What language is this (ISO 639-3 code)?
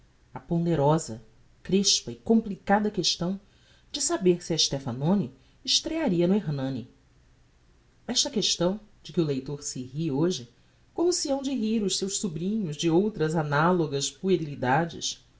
por